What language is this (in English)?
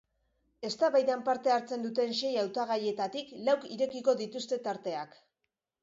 Basque